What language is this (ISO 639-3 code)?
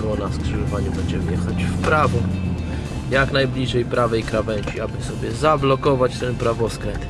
pol